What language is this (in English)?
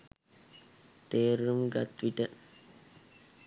Sinhala